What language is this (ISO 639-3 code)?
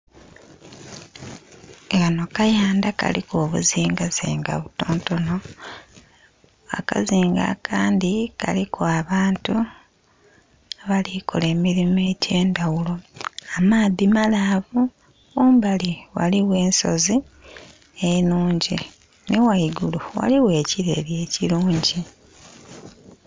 xog